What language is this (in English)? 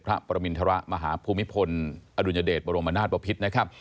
Thai